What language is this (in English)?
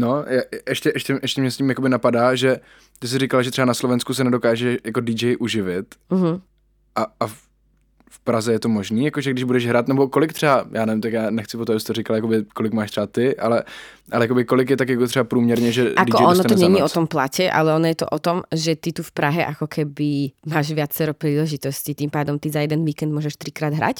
Czech